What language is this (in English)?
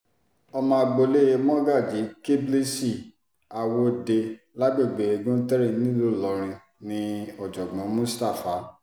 Yoruba